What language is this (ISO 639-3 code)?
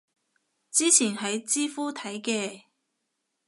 yue